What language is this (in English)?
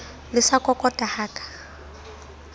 Southern Sotho